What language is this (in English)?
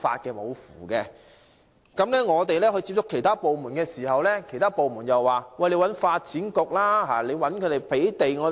Cantonese